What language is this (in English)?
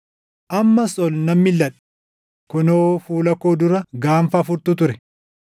Oromo